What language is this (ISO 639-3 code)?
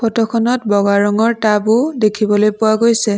asm